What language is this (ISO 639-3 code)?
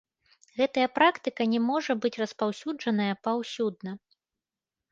bel